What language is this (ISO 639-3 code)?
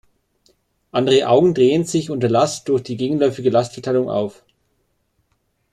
deu